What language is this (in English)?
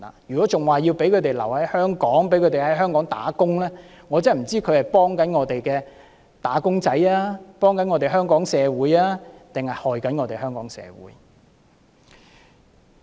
Cantonese